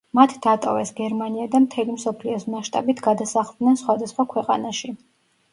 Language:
Georgian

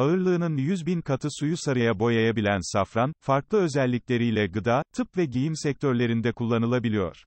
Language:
Turkish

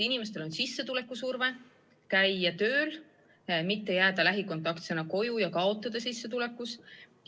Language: Estonian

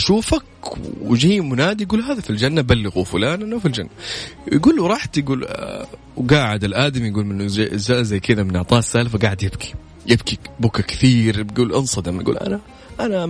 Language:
Arabic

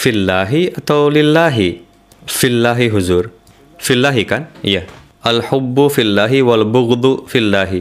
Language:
Indonesian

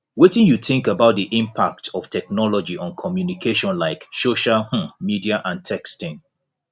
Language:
Nigerian Pidgin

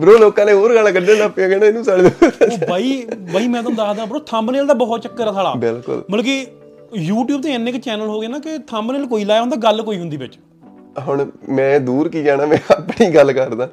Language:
Punjabi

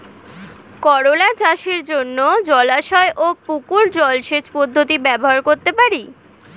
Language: Bangla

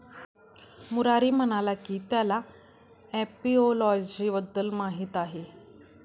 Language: Marathi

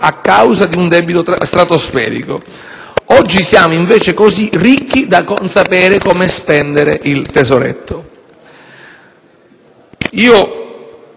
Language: Italian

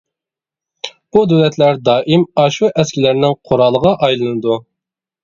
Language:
Uyghur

